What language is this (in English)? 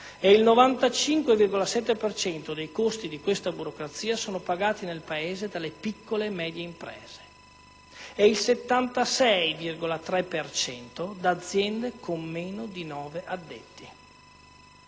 Italian